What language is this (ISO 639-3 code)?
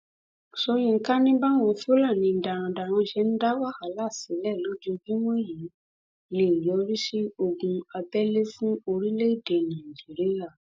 yor